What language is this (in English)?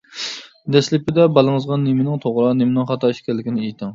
Uyghur